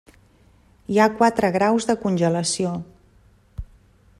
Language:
Catalan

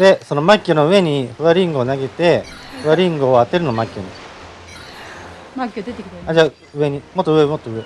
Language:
Japanese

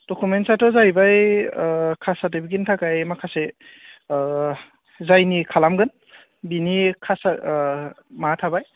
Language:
Bodo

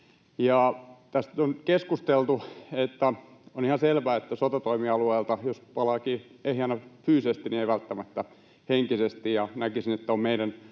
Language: Finnish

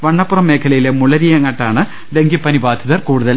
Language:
Malayalam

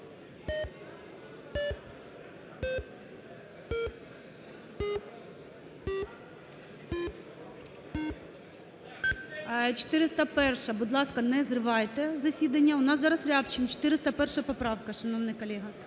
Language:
Ukrainian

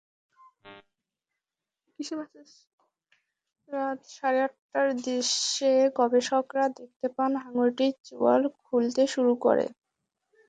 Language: Bangla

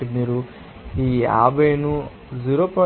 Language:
Telugu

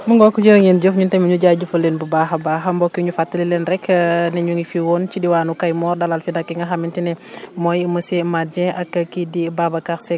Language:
Wolof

